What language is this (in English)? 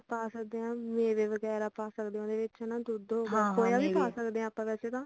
Punjabi